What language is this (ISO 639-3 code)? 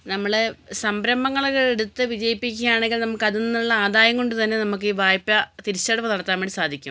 mal